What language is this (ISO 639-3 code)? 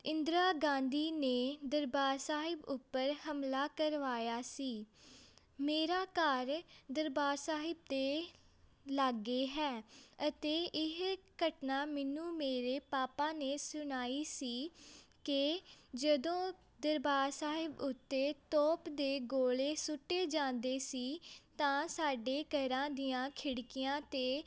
pan